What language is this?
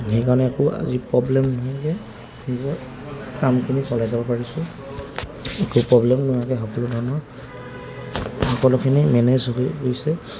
Assamese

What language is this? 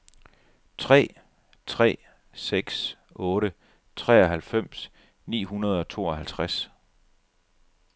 Danish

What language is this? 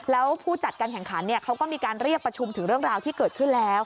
Thai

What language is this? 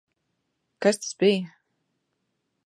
Latvian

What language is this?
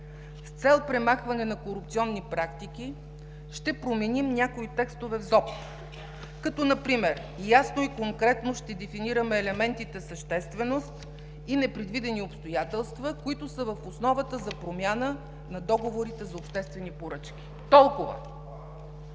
Bulgarian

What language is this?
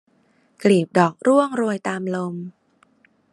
Thai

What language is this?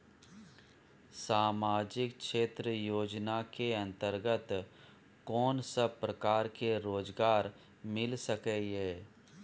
Maithili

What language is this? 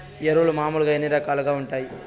Telugu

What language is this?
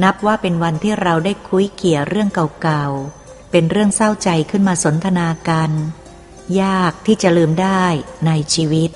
Thai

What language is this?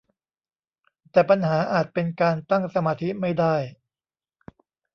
Thai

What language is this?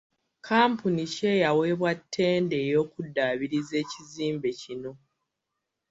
Ganda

